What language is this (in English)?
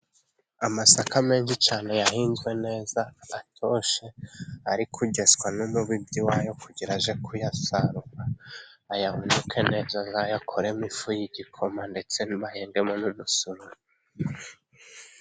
Kinyarwanda